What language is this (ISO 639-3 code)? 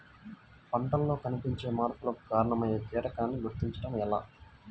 tel